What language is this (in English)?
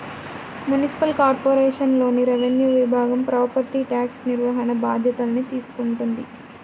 Telugu